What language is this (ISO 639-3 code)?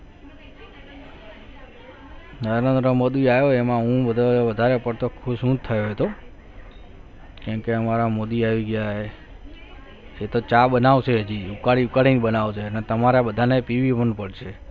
guj